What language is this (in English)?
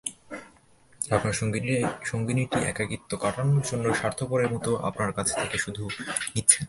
Bangla